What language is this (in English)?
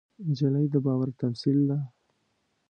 Pashto